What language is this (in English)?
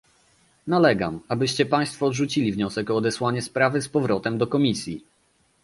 Polish